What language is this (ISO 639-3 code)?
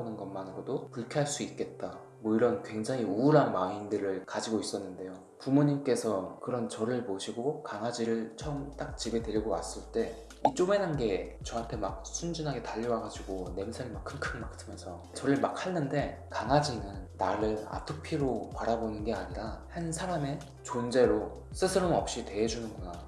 kor